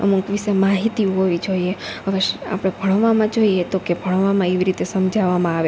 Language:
Gujarati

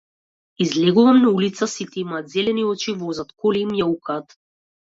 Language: Macedonian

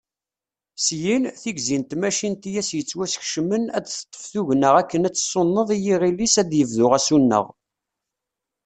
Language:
Kabyle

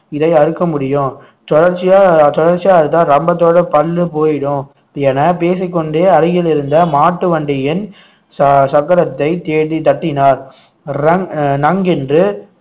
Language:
Tamil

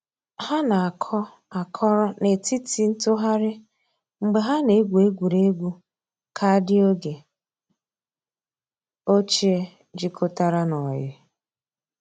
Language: Igbo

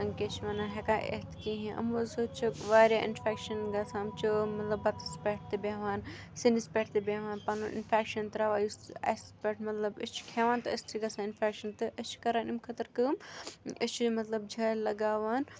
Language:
Kashmiri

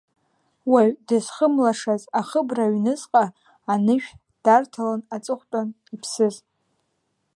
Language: Abkhazian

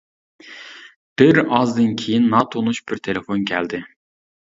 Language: Uyghur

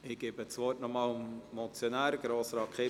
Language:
Swiss German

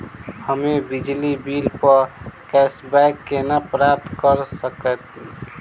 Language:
Maithili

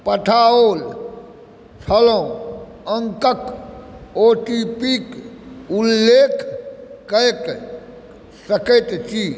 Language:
Maithili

